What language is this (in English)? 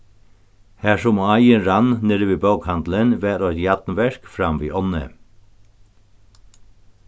Faroese